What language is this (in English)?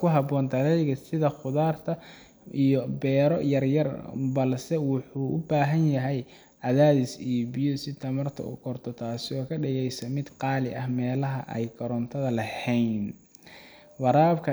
Somali